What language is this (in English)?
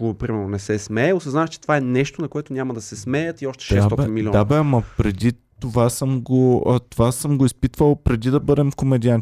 Bulgarian